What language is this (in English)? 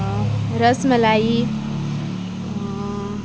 Konkani